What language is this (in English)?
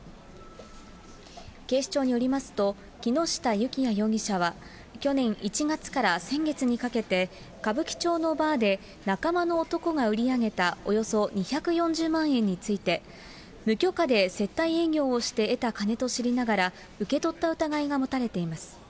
Japanese